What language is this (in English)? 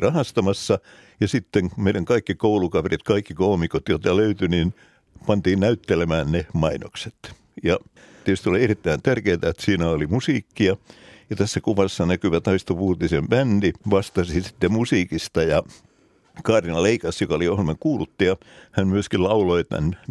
Finnish